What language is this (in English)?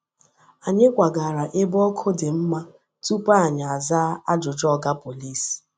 Igbo